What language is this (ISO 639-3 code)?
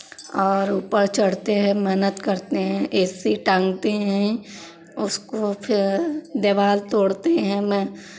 hin